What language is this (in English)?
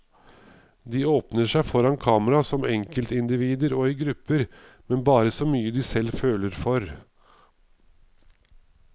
Norwegian